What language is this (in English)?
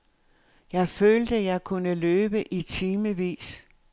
Danish